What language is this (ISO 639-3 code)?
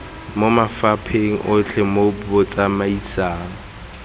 tsn